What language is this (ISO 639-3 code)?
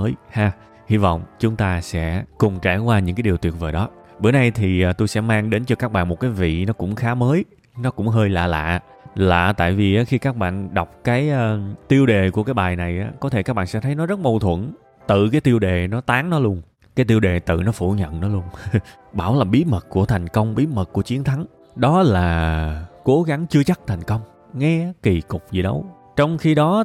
vie